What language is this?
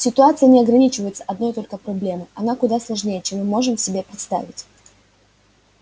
Russian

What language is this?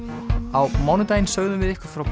Icelandic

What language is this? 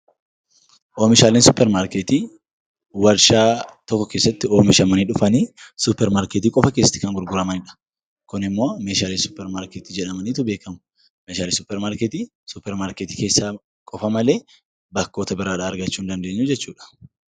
Oromo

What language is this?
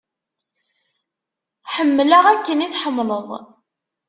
Kabyle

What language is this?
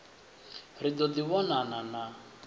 Venda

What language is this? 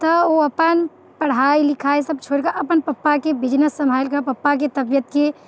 Maithili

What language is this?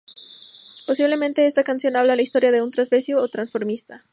Spanish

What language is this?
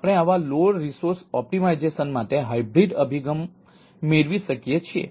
Gujarati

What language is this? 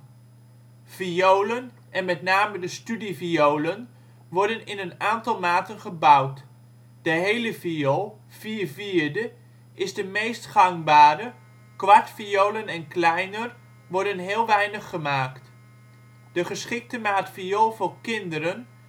Dutch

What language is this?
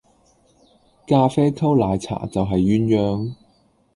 Cantonese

